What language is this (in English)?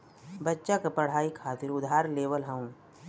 Bhojpuri